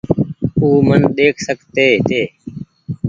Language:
Goaria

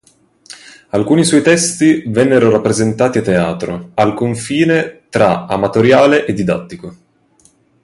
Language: Italian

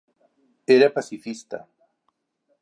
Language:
Catalan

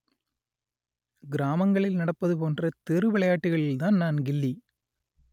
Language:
Tamil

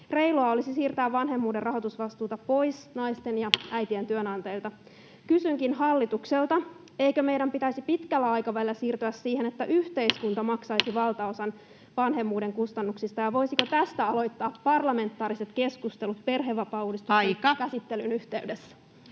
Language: Finnish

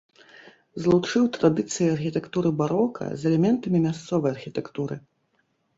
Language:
Belarusian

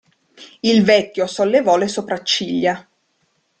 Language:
Italian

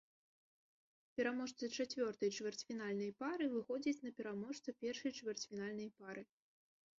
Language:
Belarusian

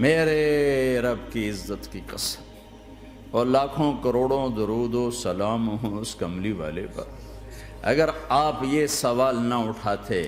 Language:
Urdu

